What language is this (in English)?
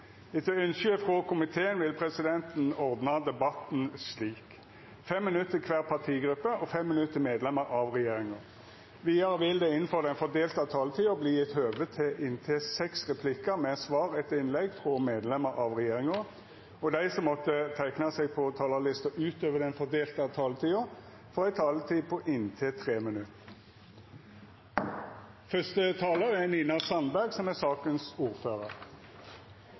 Norwegian